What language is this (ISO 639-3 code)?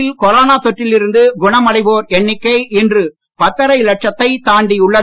tam